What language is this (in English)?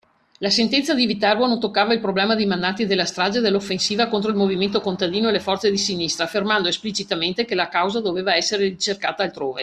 Italian